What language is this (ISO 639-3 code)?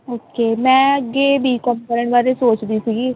pan